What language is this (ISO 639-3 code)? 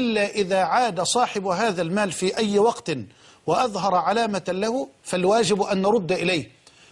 ara